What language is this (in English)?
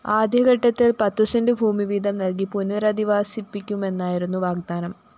Malayalam